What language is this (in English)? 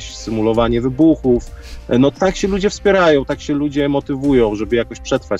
Polish